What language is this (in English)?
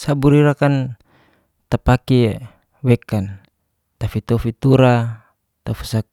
Geser-Gorom